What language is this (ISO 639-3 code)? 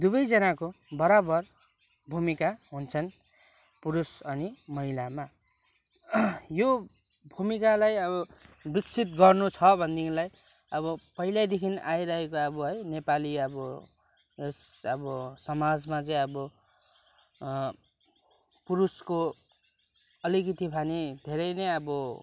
nep